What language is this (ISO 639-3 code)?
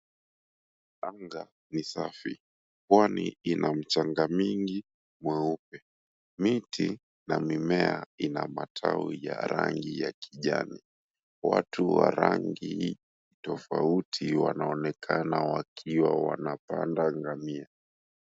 swa